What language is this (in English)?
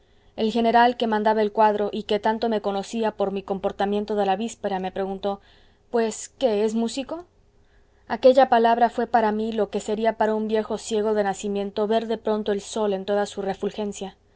Spanish